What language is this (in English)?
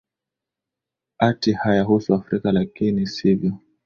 Swahili